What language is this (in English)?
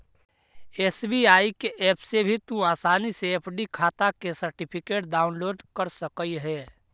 Magahi